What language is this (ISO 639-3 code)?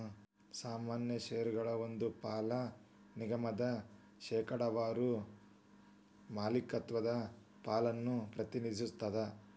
kan